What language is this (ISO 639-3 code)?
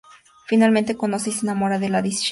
spa